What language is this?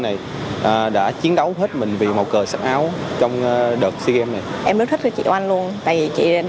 Vietnamese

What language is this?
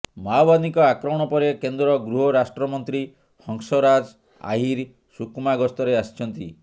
Odia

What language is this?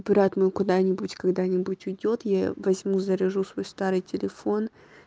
Russian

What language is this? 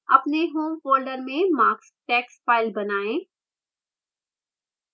Hindi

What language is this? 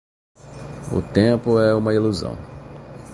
Portuguese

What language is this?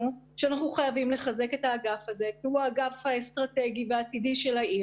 Hebrew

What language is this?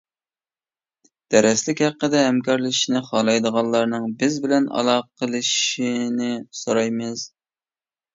Uyghur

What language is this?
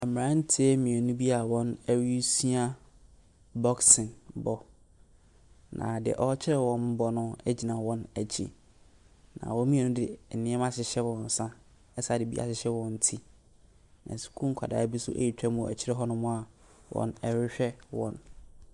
Akan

